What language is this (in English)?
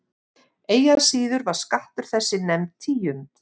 Icelandic